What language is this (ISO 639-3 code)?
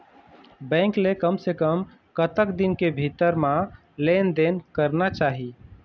hne